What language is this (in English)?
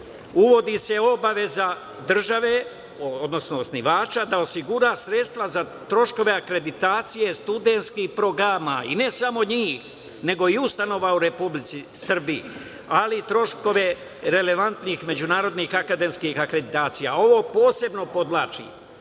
Serbian